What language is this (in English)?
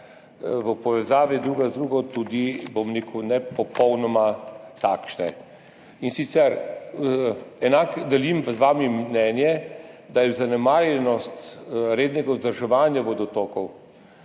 Slovenian